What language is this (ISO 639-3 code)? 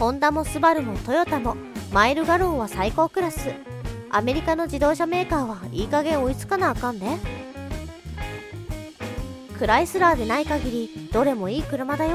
jpn